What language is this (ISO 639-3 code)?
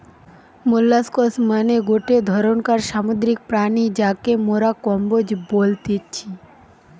ben